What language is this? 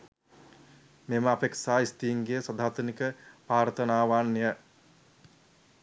Sinhala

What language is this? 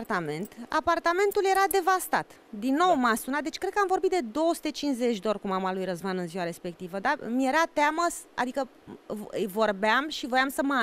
Romanian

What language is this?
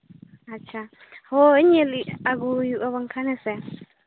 Santali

